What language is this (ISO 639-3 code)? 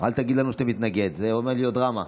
heb